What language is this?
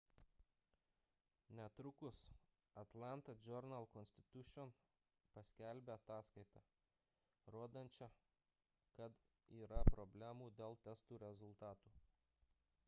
Lithuanian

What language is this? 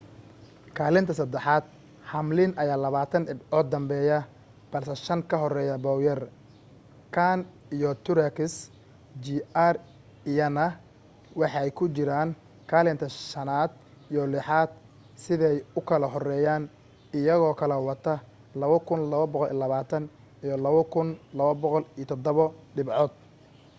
Somali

